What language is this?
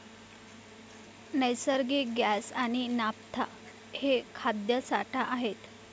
Marathi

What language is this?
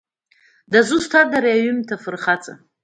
Abkhazian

